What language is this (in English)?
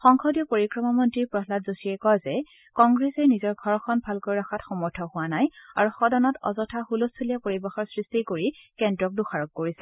Assamese